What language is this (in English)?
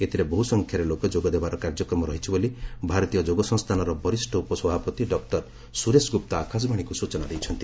Odia